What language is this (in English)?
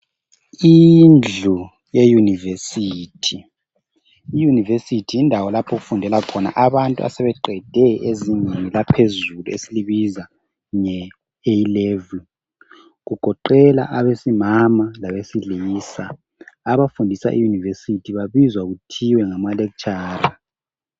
North Ndebele